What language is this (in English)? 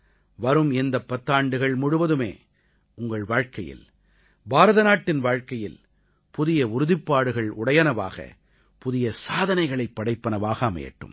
Tamil